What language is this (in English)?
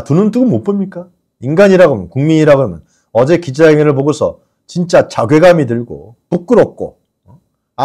Korean